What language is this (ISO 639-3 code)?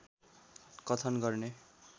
nep